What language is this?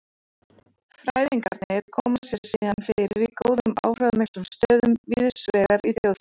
Icelandic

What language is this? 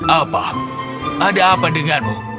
Indonesian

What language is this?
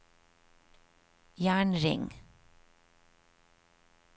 Norwegian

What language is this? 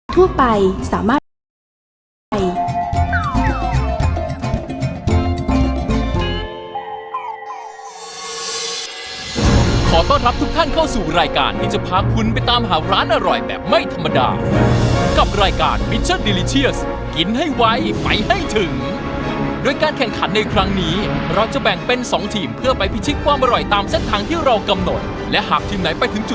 Thai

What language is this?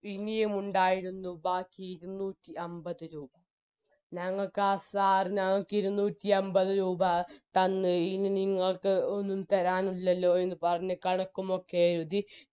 Malayalam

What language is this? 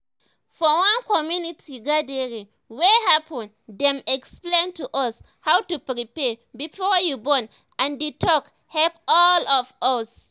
Nigerian Pidgin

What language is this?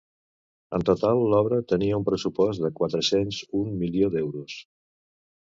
Catalan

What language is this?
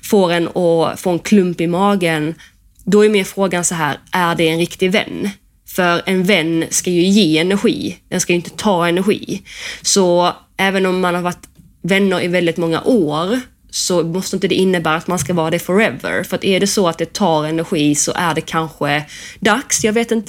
Swedish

